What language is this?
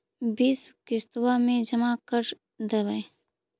Magahi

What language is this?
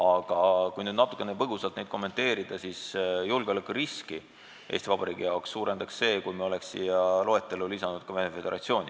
Estonian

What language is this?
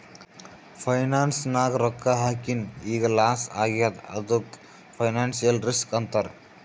Kannada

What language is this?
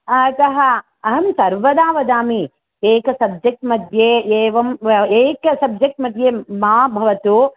Sanskrit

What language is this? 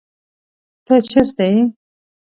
Pashto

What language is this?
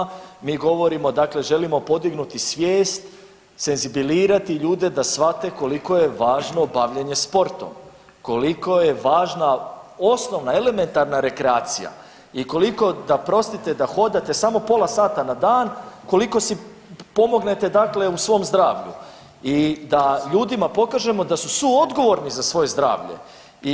Croatian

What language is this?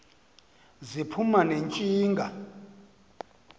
Xhosa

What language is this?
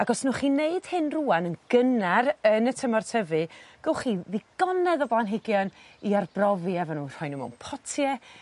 Welsh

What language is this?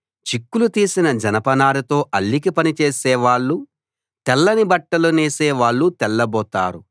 Telugu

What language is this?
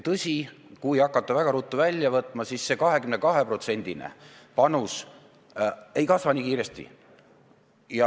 Estonian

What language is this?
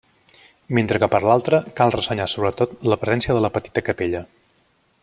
Catalan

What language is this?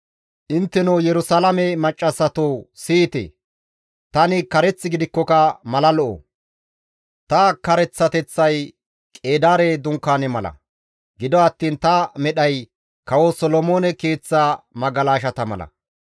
Gamo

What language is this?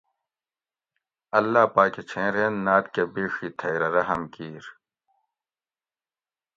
Gawri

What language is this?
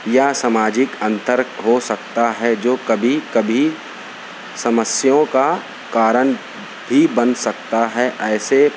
Urdu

